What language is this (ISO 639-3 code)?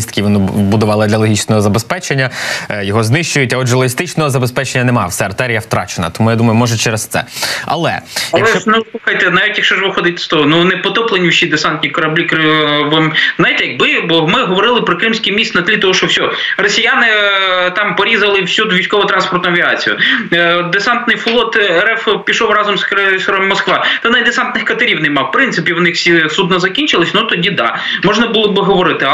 ukr